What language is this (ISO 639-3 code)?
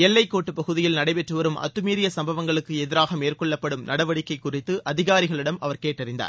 tam